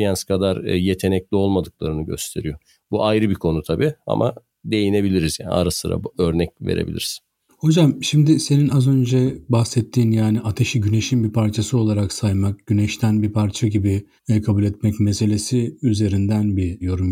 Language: Turkish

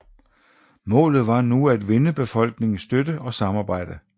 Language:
Danish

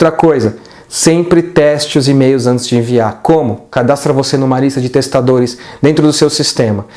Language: Portuguese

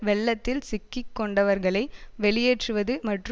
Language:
Tamil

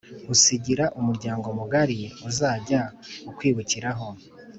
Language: Kinyarwanda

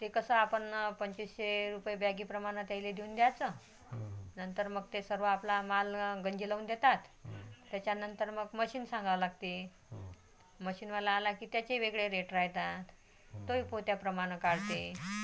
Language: Marathi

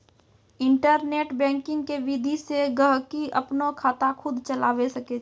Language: Maithili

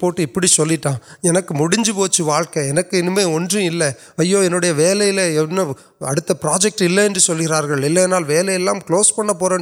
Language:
Urdu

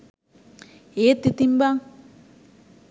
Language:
Sinhala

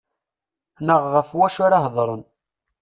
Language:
Kabyle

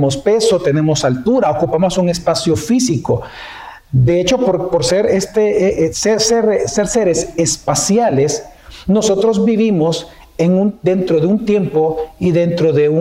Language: Spanish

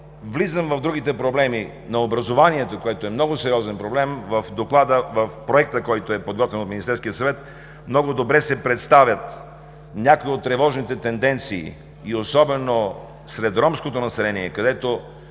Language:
Bulgarian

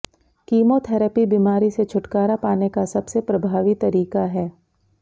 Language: Hindi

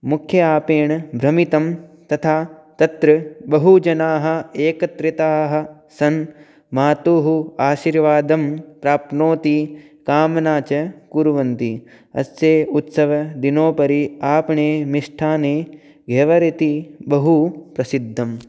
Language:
Sanskrit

